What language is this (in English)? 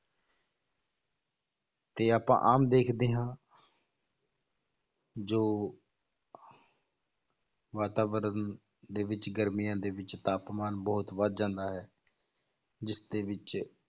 Punjabi